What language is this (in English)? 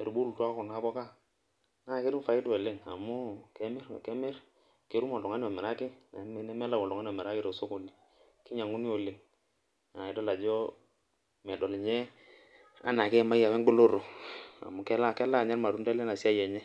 Masai